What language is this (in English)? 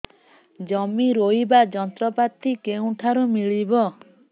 Odia